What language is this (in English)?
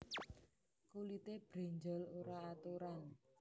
Javanese